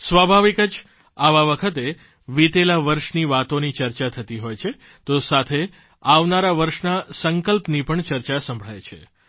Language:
Gujarati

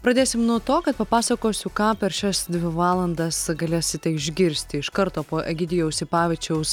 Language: Lithuanian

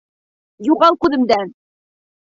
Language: Bashkir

